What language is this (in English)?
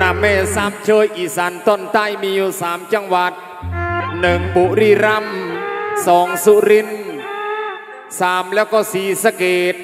Thai